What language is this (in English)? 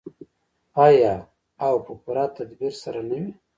Pashto